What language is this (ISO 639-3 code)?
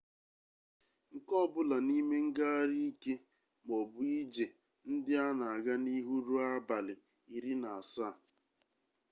ibo